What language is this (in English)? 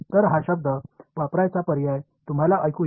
Marathi